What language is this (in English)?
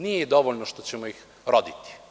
Serbian